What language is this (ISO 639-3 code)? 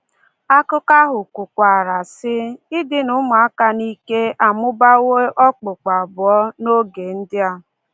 ibo